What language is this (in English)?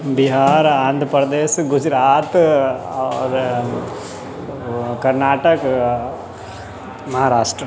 Maithili